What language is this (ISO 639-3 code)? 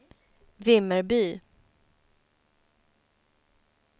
swe